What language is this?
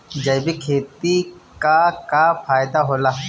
Bhojpuri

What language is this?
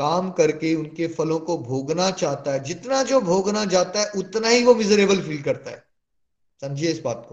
Hindi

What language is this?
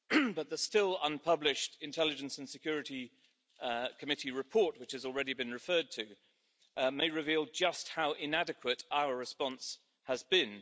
English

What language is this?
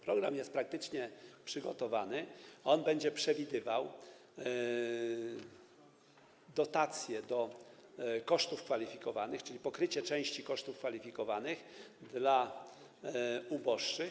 Polish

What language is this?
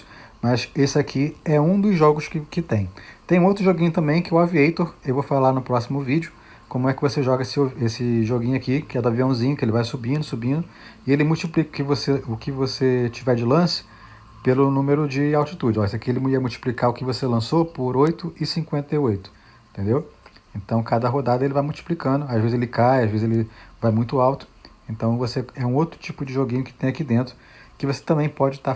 Portuguese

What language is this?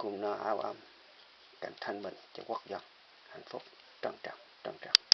Vietnamese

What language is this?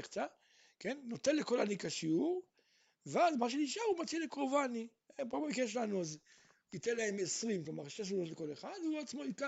Hebrew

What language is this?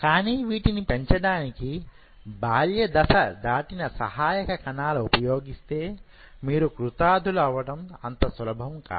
Telugu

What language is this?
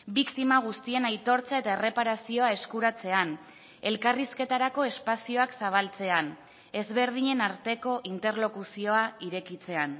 Basque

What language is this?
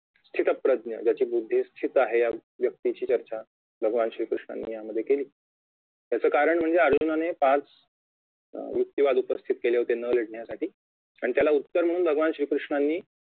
Marathi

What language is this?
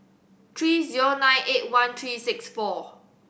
English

